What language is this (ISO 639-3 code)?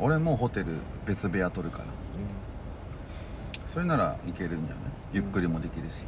jpn